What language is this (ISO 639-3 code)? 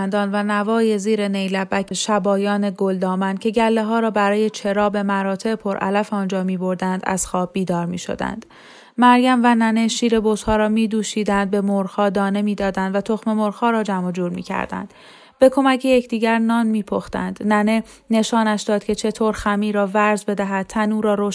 fas